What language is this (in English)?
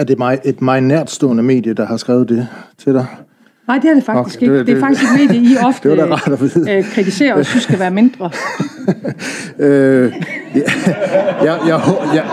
Danish